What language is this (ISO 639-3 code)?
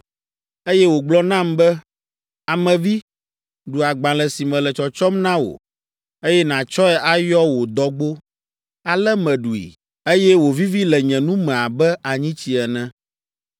ewe